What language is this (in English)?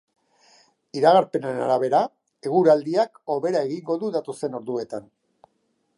Basque